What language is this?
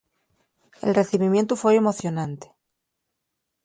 Asturian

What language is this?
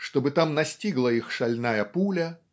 Russian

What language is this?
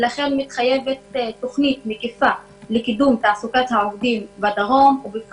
Hebrew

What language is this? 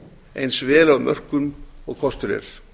Icelandic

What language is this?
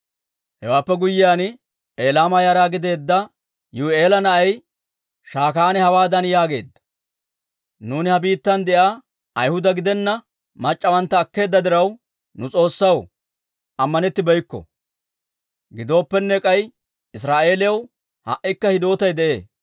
Dawro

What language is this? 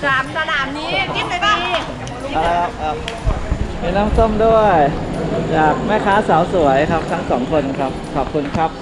Thai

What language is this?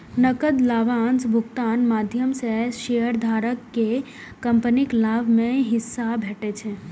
Maithili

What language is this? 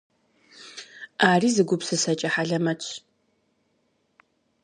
Kabardian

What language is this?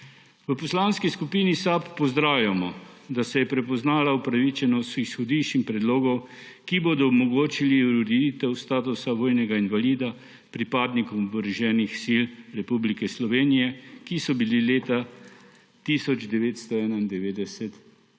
Slovenian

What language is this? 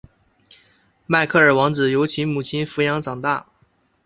Chinese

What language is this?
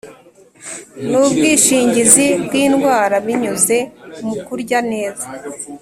Kinyarwanda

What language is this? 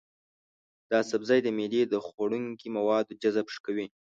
Pashto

